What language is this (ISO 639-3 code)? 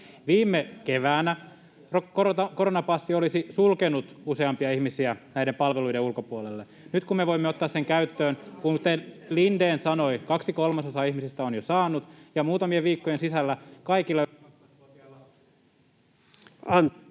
fin